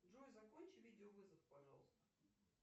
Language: Russian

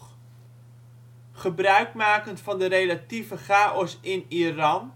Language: Dutch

